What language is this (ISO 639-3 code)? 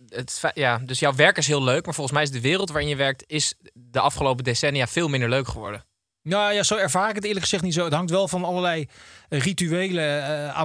nld